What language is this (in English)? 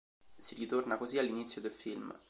Italian